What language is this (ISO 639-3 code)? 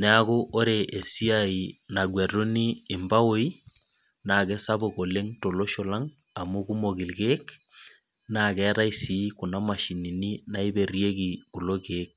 mas